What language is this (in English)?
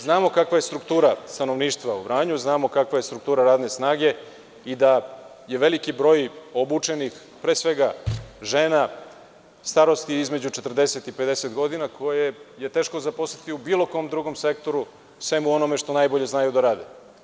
Serbian